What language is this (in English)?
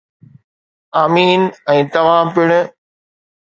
Sindhi